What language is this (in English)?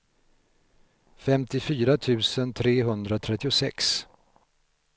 Swedish